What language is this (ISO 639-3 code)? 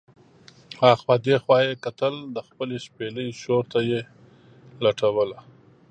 pus